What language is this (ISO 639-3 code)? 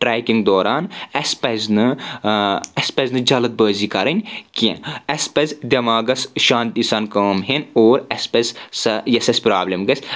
kas